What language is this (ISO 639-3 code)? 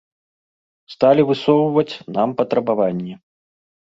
bel